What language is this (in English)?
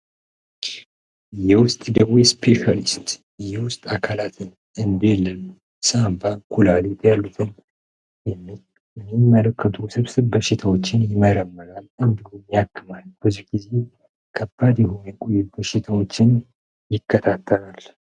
Amharic